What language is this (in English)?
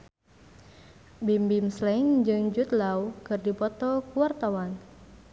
Sundanese